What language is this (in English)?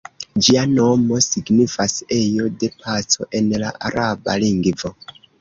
Esperanto